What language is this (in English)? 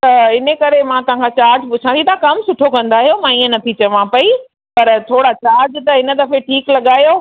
Sindhi